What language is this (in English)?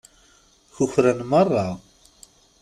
Kabyle